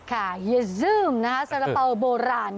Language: Thai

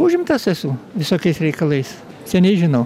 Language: Lithuanian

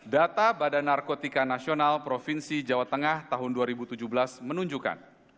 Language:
Indonesian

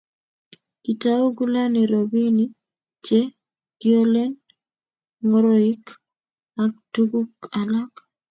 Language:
Kalenjin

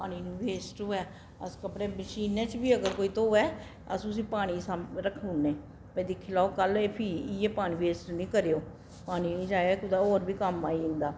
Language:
Dogri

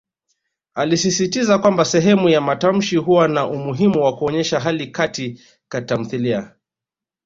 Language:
Swahili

